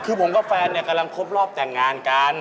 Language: Thai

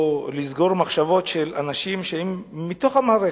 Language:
Hebrew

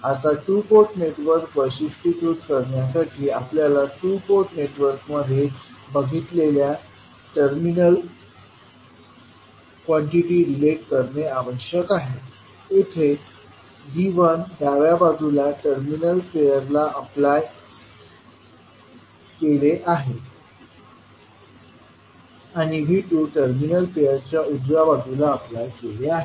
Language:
Marathi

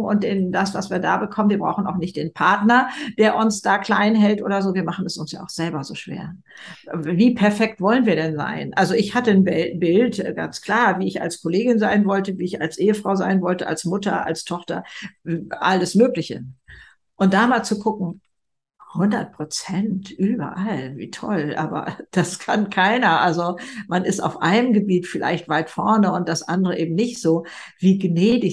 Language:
German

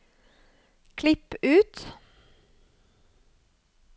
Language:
Norwegian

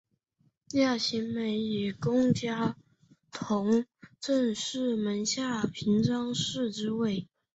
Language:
Chinese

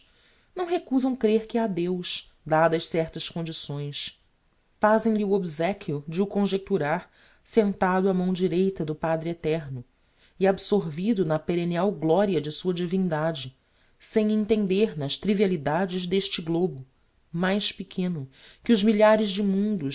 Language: Portuguese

